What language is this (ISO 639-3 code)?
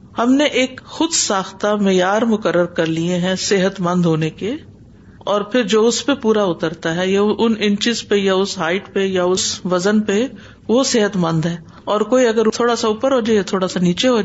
urd